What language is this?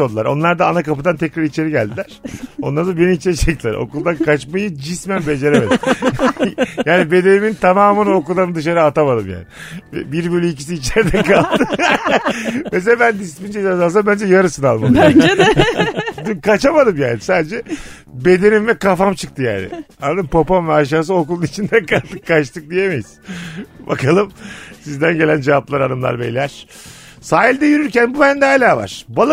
Turkish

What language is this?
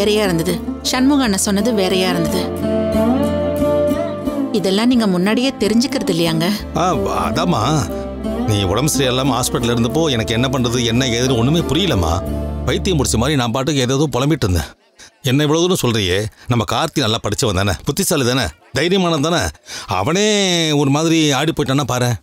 Tamil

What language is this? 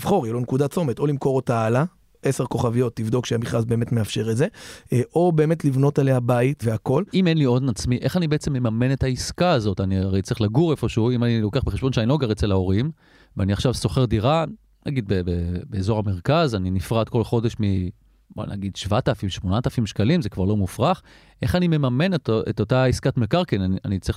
Hebrew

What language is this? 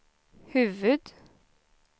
Swedish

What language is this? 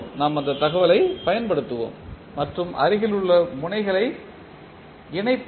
Tamil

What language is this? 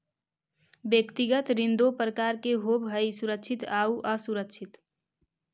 Magahi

